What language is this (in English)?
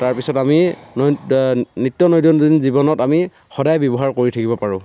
Assamese